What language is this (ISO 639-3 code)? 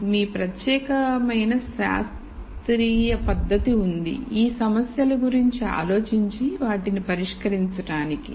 tel